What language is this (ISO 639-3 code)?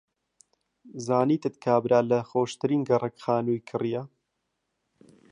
ckb